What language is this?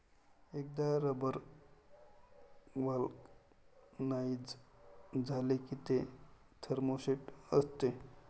Marathi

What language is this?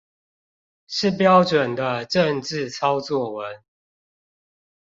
Chinese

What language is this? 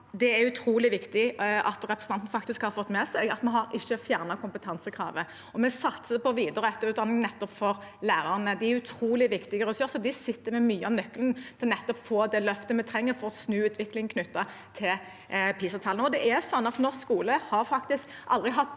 Norwegian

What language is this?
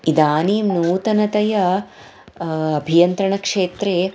Sanskrit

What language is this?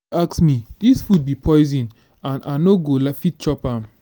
Nigerian Pidgin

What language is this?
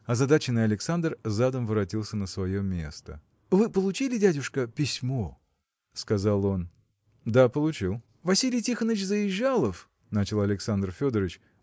Russian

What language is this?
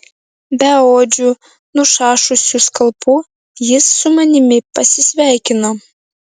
Lithuanian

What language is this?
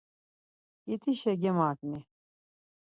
Laz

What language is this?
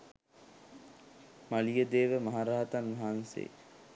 Sinhala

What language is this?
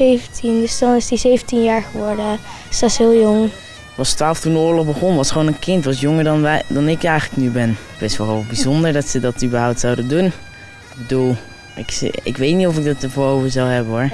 Dutch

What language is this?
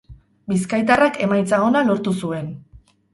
Basque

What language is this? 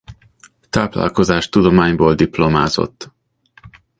Hungarian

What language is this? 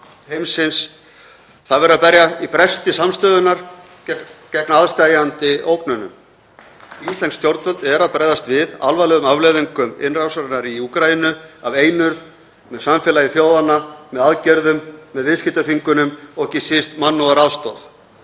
Icelandic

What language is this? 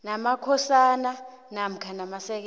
South Ndebele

